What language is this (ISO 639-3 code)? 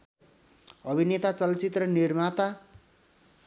nep